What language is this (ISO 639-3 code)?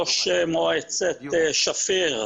heb